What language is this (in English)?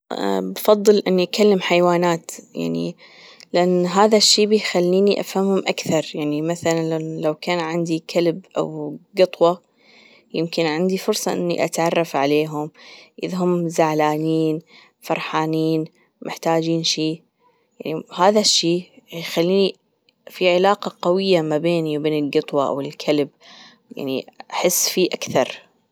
Gulf Arabic